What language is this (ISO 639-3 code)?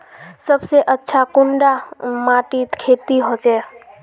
mag